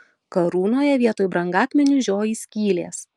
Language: Lithuanian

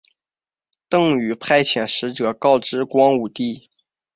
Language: Chinese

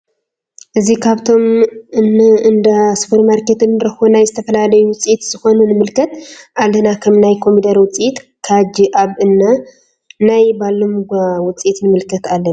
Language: Tigrinya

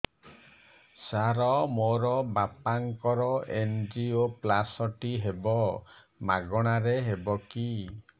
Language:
Odia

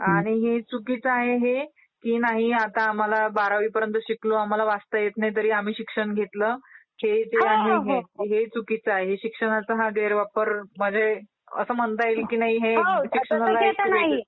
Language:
Marathi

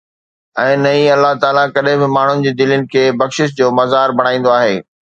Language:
Sindhi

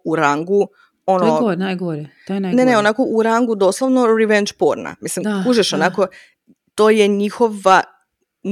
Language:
Croatian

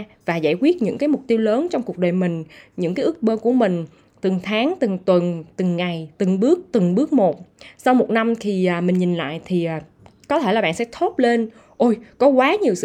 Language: Vietnamese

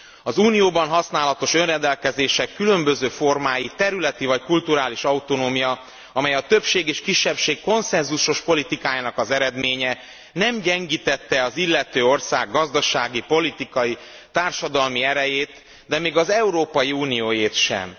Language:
Hungarian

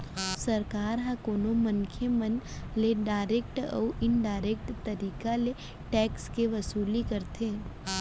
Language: Chhattisgarhi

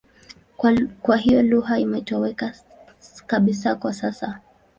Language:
Swahili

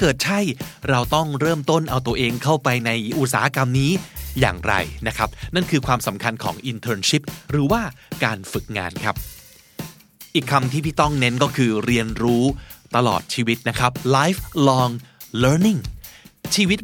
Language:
Thai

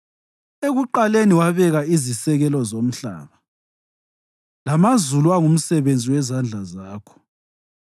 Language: North Ndebele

